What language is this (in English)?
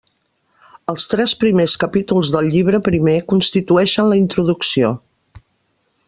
Catalan